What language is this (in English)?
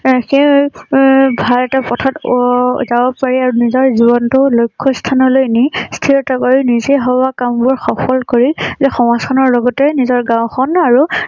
Assamese